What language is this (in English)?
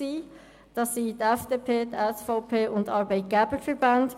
Swiss German